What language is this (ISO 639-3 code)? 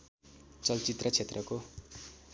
nep